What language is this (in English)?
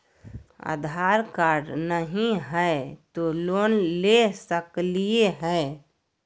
Magahi